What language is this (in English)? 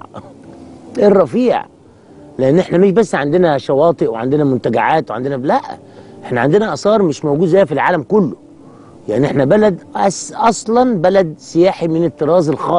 Arabic